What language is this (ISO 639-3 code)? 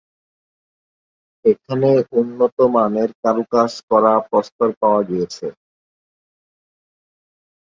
ben